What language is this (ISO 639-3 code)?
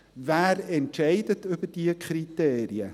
gsw